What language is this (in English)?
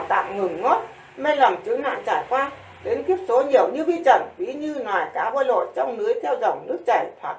Vietnamese